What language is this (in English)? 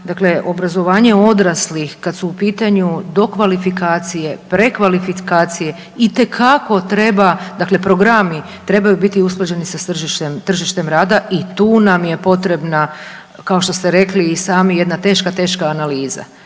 Croatian